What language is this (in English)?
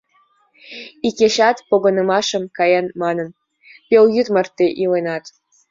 Mari